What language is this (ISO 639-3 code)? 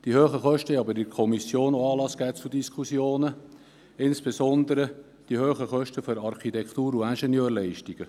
gsw